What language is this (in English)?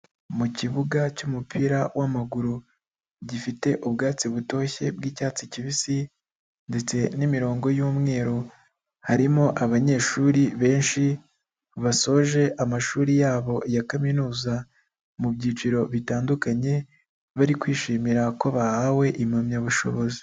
Kinyarwanda